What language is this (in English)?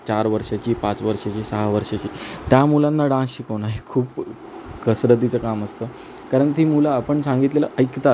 Marathi